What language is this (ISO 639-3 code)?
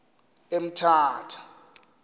xho